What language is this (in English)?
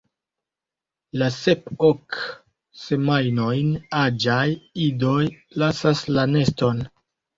Esperanto